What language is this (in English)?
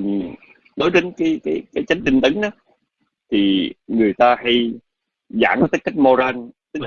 Vietnamese